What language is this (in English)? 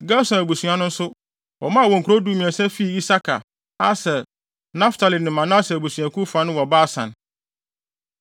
Akan